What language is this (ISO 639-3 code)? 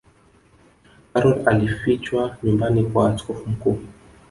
swa